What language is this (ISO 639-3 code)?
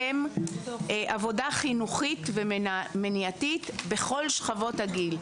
heb